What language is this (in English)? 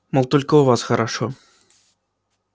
Russian